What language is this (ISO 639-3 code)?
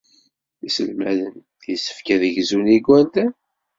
kab